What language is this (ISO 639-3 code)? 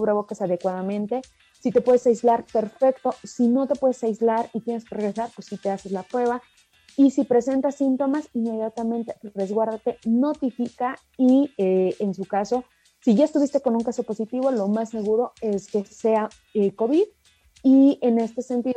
spa